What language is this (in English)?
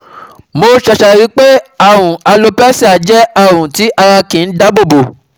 Yoruba